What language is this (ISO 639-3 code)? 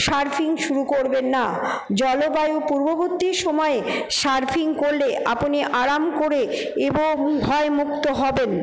ben